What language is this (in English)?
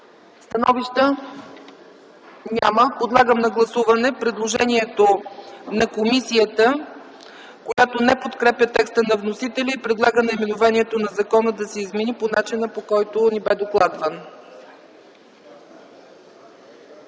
Bulgarian